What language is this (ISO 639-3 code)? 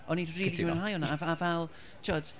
cym